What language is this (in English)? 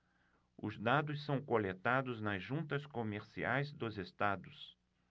Portuguese